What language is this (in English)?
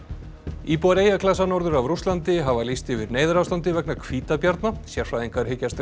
Icelandic